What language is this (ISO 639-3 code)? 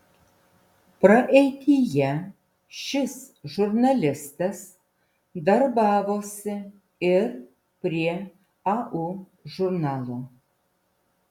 lit